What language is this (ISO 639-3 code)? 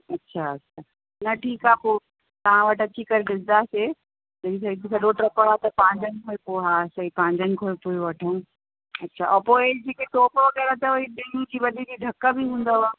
snd